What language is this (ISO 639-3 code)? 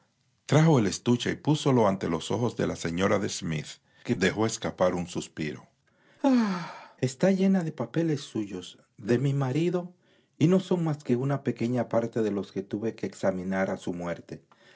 spa